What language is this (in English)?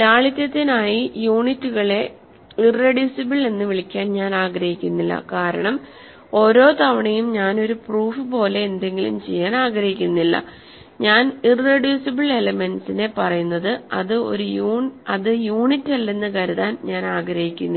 Malayalam